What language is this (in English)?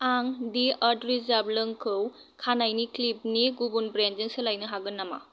Bodo